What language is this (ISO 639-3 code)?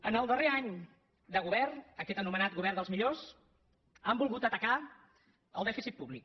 cat